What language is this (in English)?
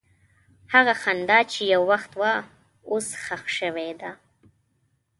Pashto